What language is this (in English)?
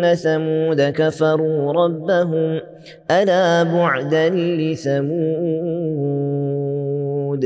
Arabic